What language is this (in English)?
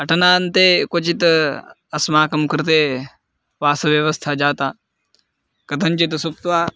Sanskrit